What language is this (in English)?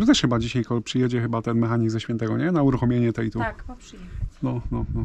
Polish